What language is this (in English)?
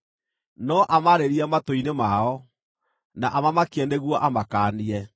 Kikuyu